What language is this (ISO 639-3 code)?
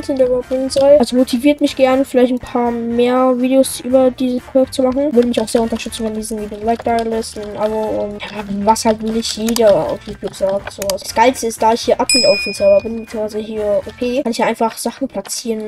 deu